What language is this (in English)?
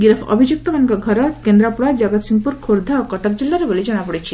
Odia